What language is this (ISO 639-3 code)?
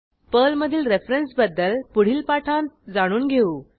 mar